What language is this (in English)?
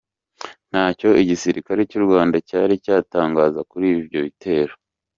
Kinyarwanda